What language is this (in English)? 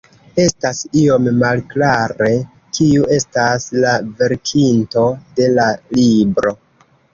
Esperanto